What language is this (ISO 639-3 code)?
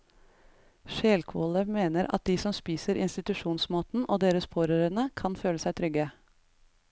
nor